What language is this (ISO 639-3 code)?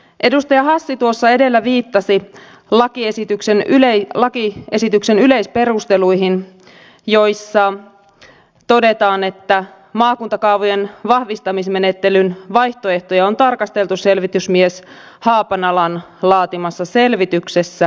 fin